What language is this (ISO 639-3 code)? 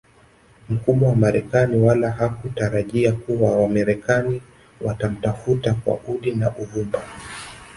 swa